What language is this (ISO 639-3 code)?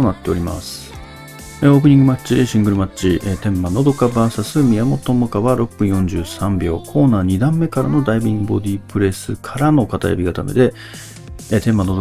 jpn